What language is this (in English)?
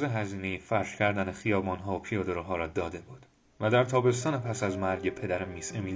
Persian